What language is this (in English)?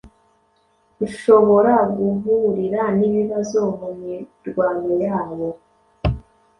Kinyarwanda